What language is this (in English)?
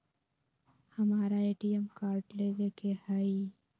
Magahi